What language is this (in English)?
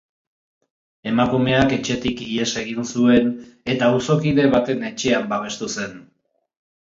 Basque